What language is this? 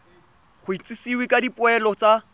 Tswana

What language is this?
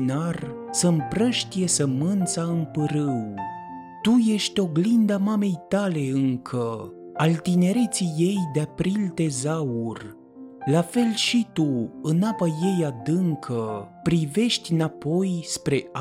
Romanian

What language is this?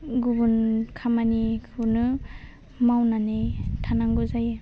Bodo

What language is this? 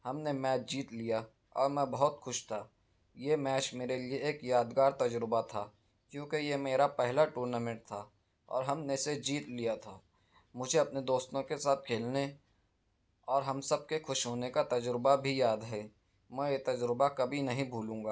Urdu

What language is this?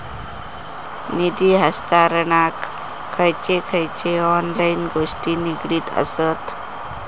Marathi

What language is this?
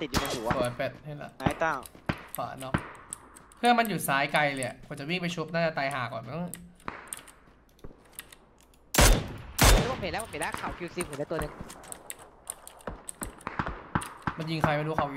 Thai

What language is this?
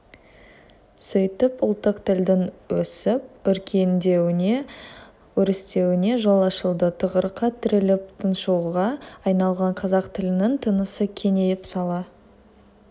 Kazakh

